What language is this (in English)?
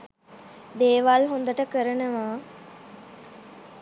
Sinhala